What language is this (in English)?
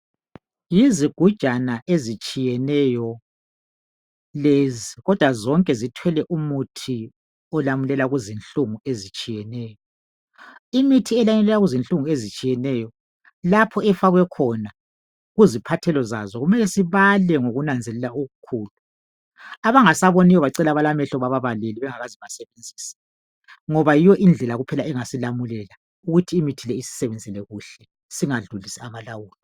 North Ndebele